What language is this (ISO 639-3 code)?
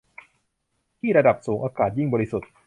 tha